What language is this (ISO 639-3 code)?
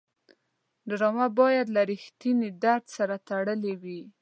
pus